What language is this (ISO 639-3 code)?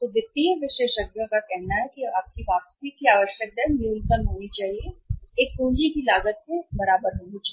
hin